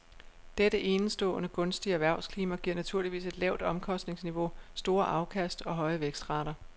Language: Danish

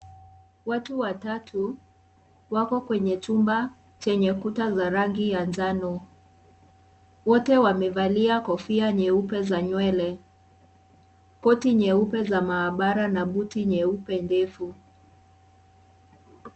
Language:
Swahili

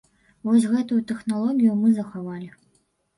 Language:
Belarusian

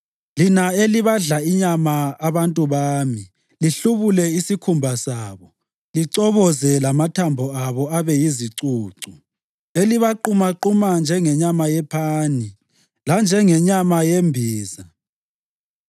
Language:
North Ndebele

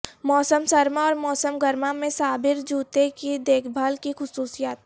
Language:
Urdu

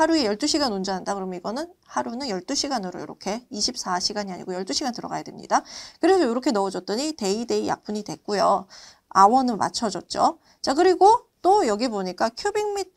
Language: Korean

